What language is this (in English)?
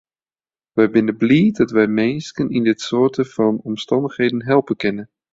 Western Frisian